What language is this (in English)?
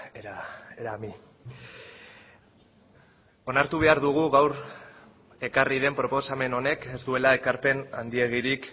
Basque